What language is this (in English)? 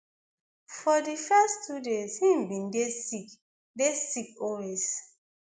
Nigerian Pidgin